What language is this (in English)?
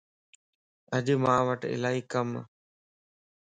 Lasi